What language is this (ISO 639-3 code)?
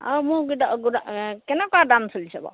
asm